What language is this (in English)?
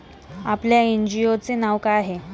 Marathi